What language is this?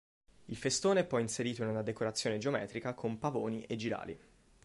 Italian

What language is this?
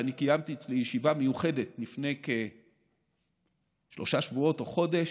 Hebrew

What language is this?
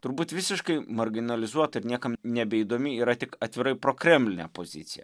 Lithuanian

